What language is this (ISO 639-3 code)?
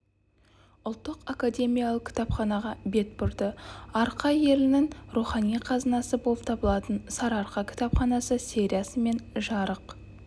kaz